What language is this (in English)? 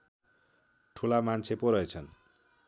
Nepali